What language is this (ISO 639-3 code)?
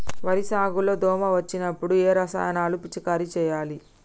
tel